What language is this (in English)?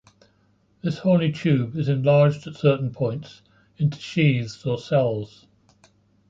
English